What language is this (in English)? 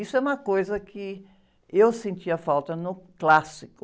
Portuguese